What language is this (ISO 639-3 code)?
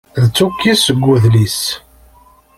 kab